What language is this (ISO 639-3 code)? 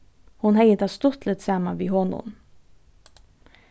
fao